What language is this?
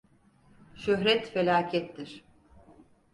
Turkish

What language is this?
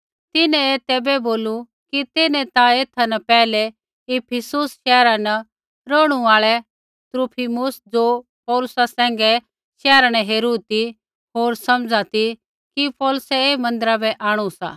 Kullu Pahari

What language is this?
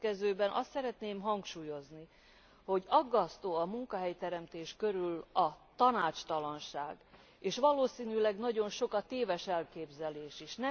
Hungarian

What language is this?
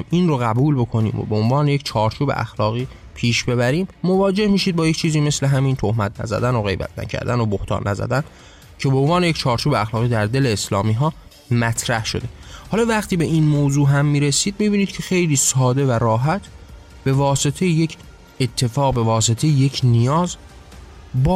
Persian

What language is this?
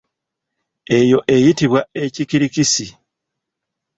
Ganda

